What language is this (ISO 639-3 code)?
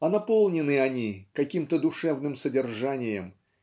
rus